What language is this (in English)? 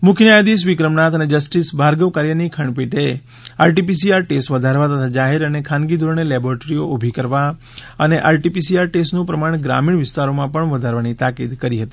Gujarati